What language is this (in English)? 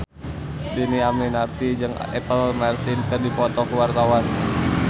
Sundanese